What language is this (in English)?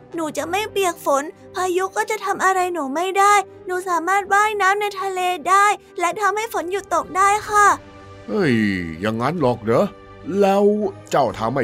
Thai